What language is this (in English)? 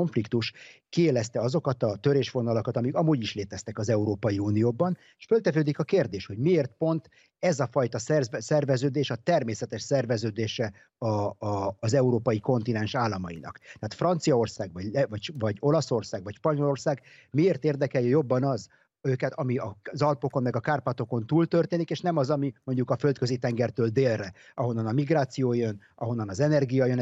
Hungarian